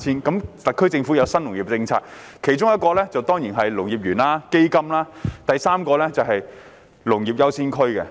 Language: Cantonese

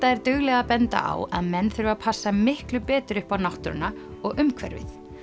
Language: Icelandic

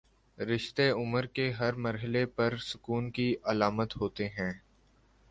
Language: Urdu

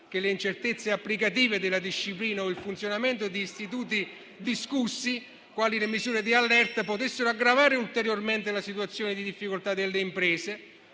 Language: Italian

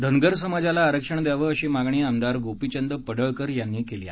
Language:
Marathi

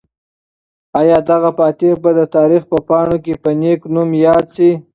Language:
Pashto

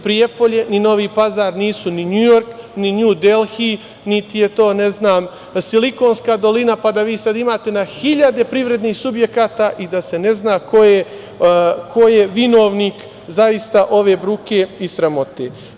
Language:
Serbian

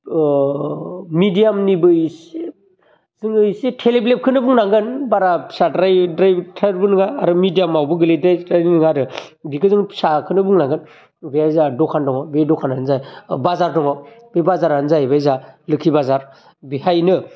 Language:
Bodo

